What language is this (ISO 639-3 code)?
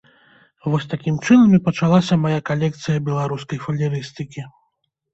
bel